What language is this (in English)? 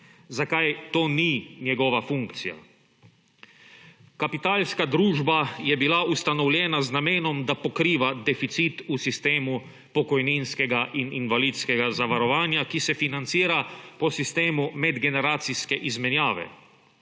Slovenian